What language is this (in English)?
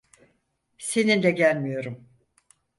Turkish